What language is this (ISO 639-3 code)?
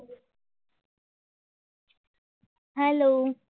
guj